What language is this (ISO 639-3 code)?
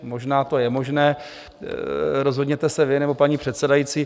ces